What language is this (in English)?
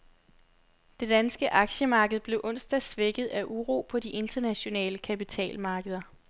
Danish